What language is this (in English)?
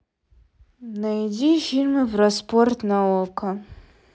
Russian